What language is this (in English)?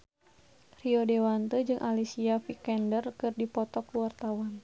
Sundanese